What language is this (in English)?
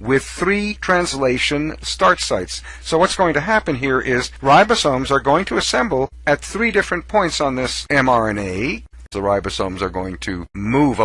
English